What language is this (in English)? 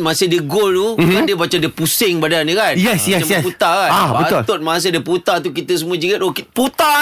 Malay